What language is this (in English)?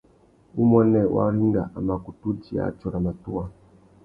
Tuki